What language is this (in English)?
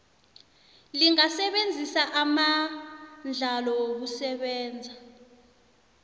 South Ndebele